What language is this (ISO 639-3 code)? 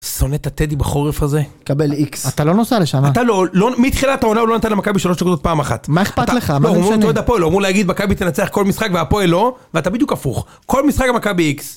heb